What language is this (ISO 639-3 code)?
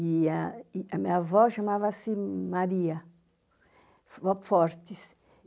por